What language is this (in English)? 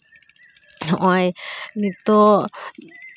Santali